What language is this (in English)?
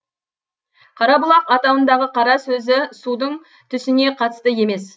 Kazakh